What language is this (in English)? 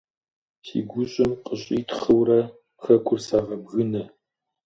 Kabardian